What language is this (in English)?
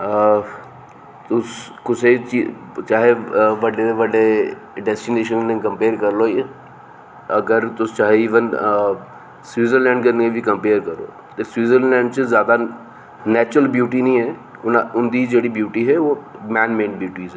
Dogri